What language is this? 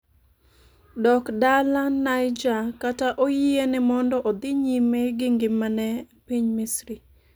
Luo (Kenya and Tanzania)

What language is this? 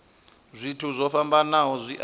Venda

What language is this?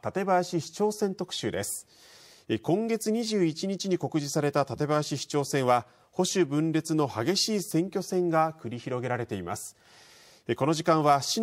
Japanese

